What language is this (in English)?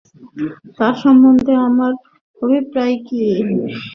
Bangla